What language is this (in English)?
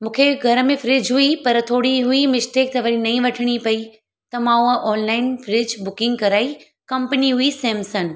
Sindhi